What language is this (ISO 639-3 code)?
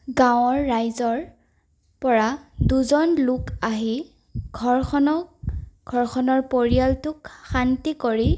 asm